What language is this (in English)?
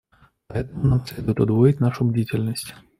Russian